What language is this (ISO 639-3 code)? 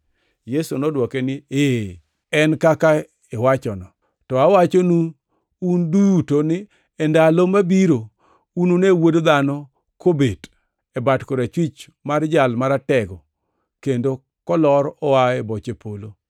luo